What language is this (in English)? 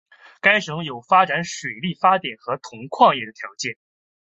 Chinese